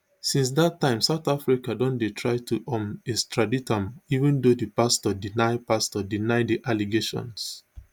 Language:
Nigerian Pidgin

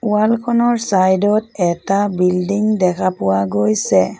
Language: Assamese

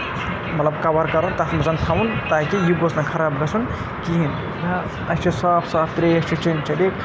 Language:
Kashmiri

